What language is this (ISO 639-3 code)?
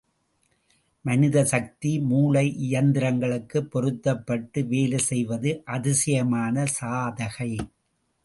tam